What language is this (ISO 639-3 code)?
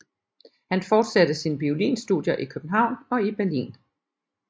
dan